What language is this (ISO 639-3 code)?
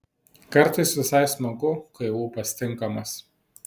lit